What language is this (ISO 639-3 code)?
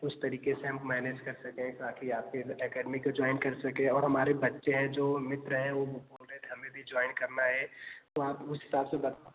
hin